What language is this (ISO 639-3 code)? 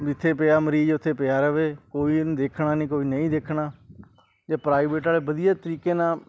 pan